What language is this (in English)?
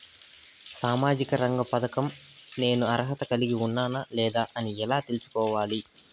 Telugu